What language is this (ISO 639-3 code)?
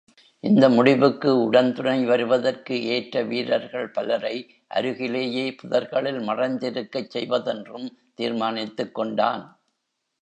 tam